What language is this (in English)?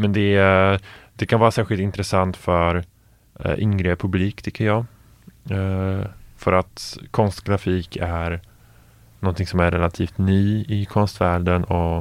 Swedish